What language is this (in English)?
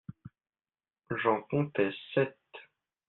French